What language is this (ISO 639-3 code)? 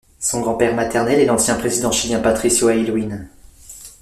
fra